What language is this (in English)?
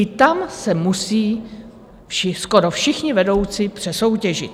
Czech